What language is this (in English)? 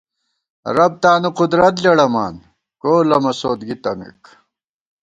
Gawar-Bati